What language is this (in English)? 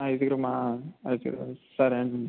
Telugu